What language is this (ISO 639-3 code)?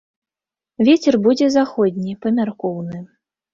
bel